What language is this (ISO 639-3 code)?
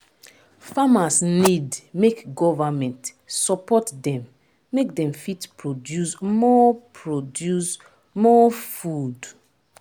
pcm